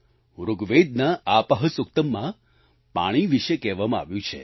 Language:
Gujarati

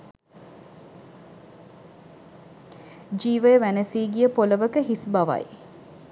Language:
Sinhala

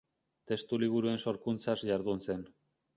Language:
Basque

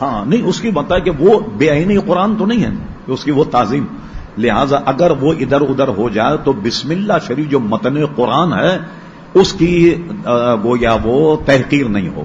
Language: Urdu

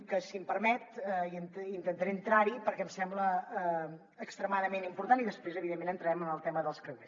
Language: Catalan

